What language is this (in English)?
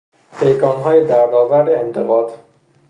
Persian